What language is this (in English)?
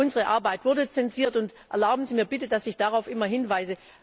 German